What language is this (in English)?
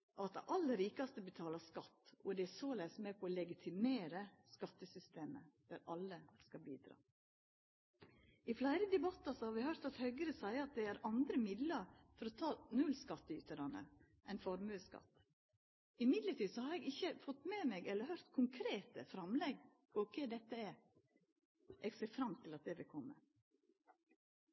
Norwegian Nynorsk